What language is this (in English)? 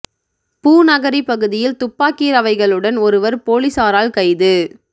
Tamil